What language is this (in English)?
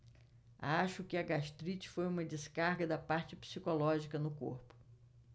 Portuguese